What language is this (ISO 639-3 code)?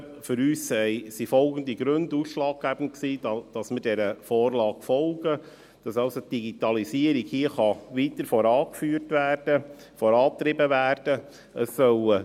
gsw